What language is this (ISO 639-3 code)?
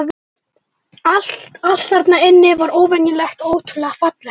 isl